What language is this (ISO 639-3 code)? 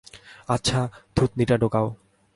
ben